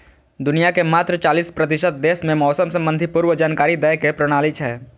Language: Maithili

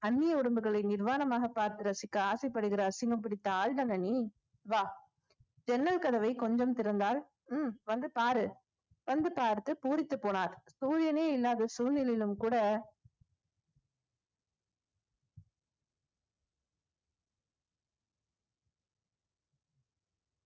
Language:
Tamil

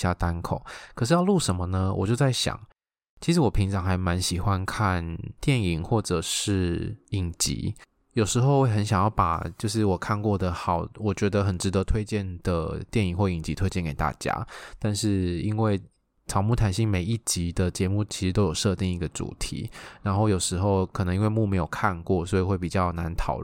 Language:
Chinese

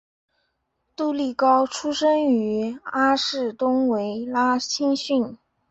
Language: Chinese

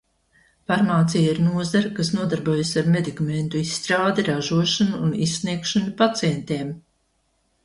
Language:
Latvian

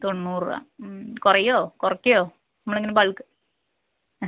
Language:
Malayalam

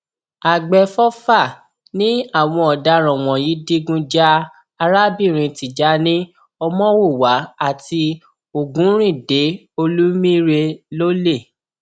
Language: Yoruba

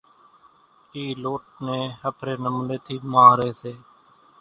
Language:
Kachi Koli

